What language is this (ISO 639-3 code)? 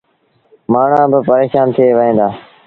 sbn